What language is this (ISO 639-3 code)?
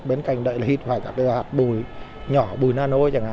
vie